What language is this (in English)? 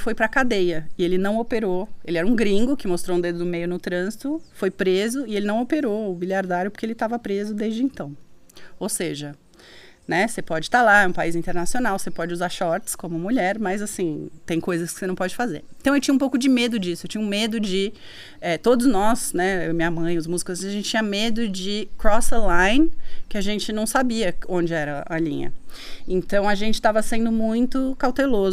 Portuguese